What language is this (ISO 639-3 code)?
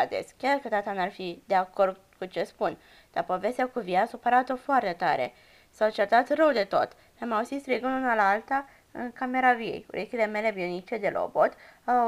ron